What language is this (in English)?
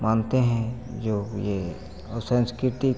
Hindi